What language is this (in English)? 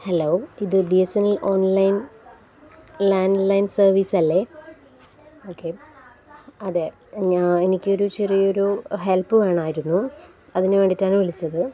Malayalam